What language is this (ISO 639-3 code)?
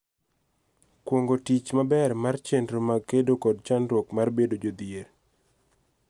luo